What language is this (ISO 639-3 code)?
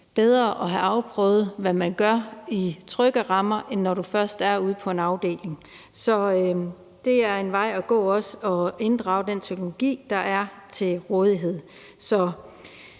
dan